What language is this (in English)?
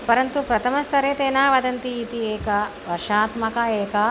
Sanskrit